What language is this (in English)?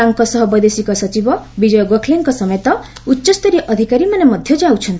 Odia